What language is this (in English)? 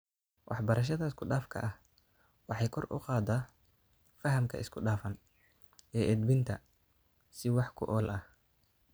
Somali